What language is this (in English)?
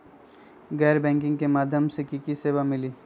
Magahi